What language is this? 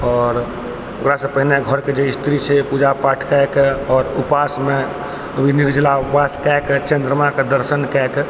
Maithili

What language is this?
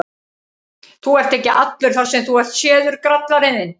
Icelandic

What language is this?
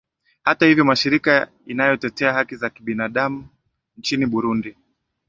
Swahili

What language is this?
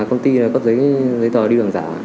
Vietnamese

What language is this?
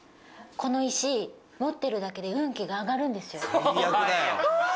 Japanese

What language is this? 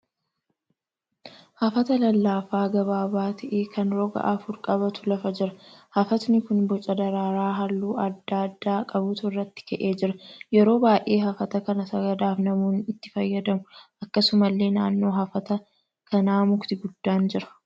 Oromo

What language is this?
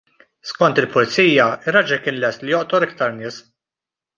Maltese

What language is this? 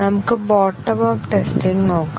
Malayalam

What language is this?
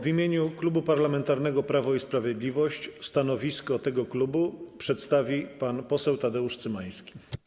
Polish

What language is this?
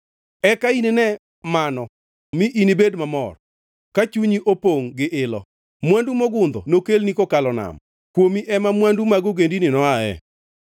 Luo (Kenya and Tanzania)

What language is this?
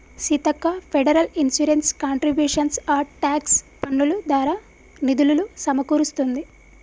Telugu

